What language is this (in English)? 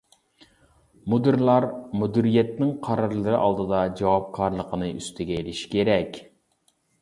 Uyghur